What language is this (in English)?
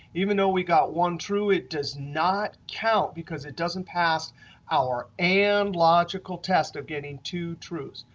English